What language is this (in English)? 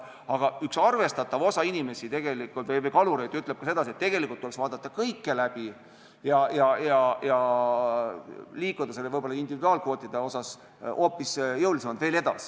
Estonian